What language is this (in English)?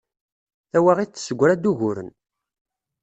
Kabyle